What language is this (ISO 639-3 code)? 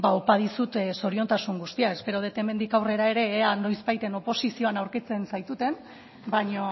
eus